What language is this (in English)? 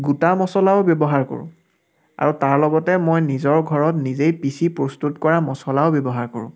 Assamese